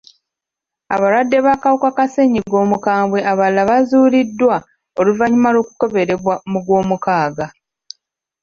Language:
Ganda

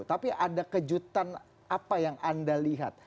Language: Indonesian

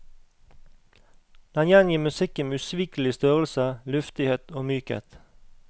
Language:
Norwegian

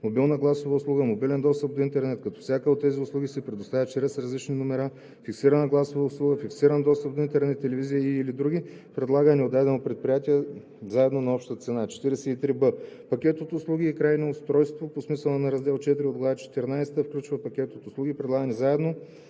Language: Bulgarian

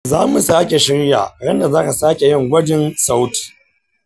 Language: Hausa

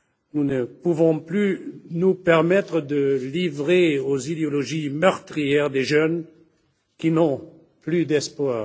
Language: French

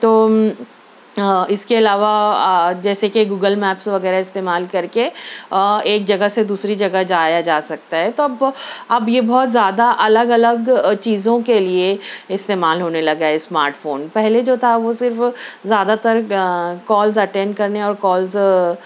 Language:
Urdu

